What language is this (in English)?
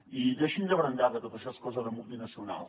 Catalan